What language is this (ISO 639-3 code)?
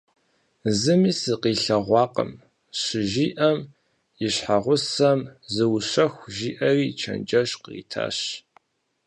kbd